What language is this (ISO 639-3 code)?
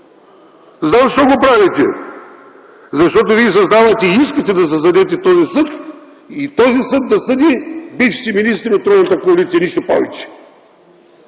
bul